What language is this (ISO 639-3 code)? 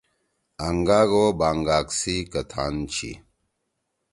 trw